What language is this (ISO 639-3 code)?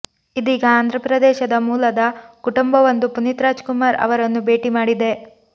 kan